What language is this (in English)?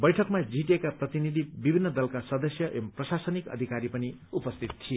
Nepali